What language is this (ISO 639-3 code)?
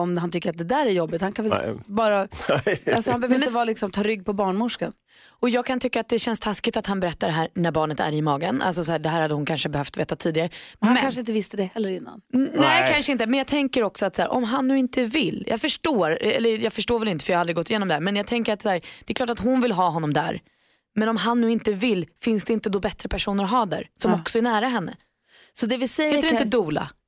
swe